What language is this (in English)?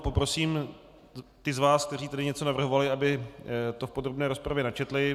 Czech